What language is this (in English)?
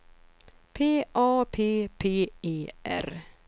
Swedish